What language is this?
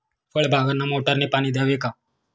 Marathi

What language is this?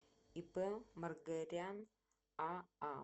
Russian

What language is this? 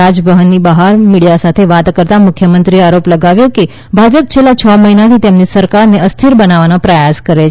Gujarati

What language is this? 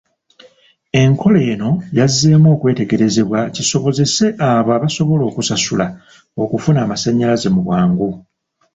Ganda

